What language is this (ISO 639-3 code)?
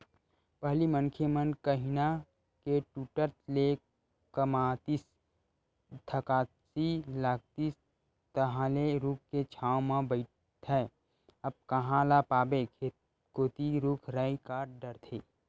hne